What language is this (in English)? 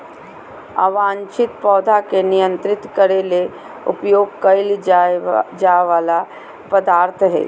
Magahi